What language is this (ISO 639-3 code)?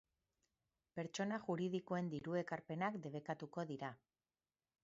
eus